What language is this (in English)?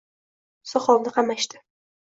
Uzbek